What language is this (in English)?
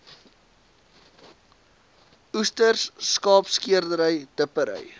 Afrikaans